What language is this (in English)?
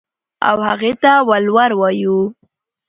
Pashto